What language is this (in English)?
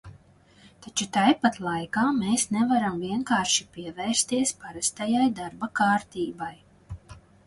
Latvian